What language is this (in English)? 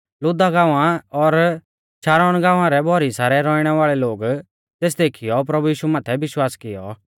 Mahasu Pahari